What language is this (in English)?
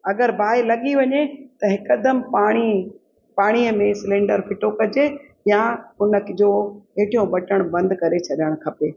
Sindhi